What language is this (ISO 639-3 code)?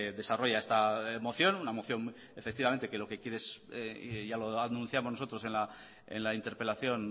spa